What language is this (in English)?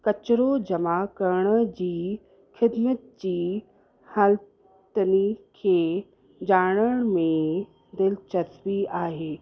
Sindhi